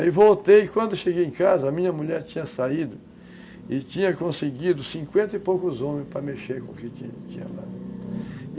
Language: Portuguese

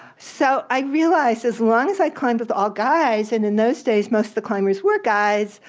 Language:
English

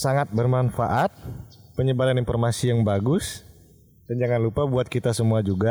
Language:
Indonesian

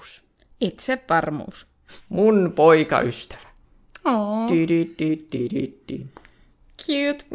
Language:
Finnish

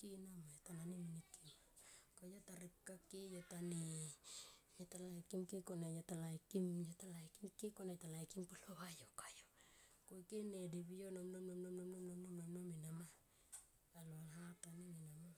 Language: Tomoip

